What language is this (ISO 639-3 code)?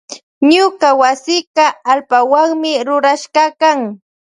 qvj